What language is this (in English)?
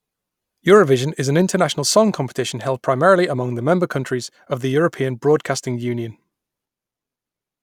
English